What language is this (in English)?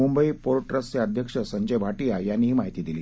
Marathi